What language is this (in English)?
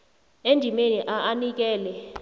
South Ndebele